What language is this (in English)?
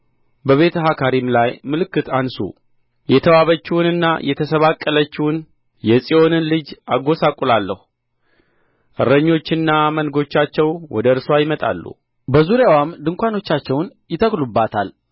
Amharic